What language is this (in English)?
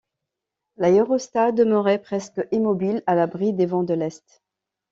French